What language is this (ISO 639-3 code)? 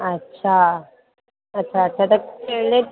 snd